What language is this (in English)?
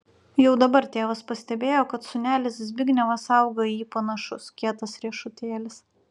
Lithuanian